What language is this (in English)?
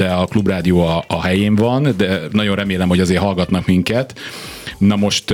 Hungarian